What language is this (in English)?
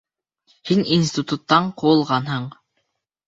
Bashkir